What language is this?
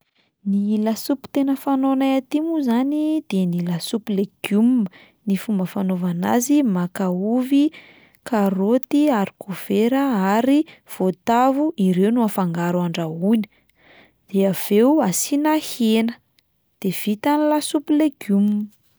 Malagasy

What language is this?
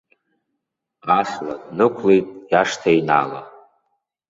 Abkhazian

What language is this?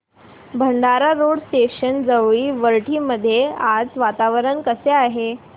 Marathi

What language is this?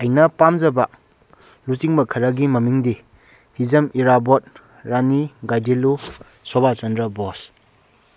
Manipuri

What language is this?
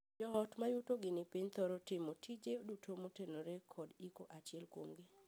Luo (Kenya and Tanzania)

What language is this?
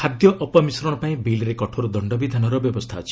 Odia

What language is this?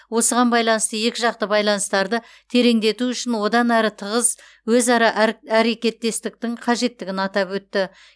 Kazakh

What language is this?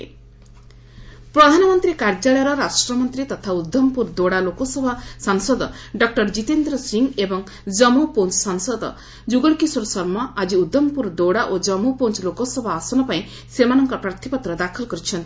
Odia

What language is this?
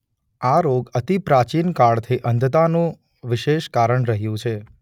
Gujarati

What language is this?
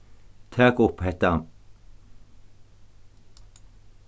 Faroese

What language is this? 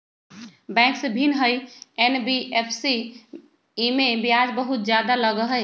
Magahi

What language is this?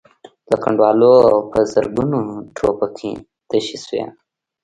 Pashto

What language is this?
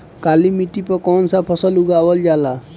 Bhojpuri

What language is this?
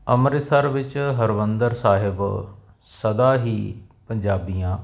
Punjabi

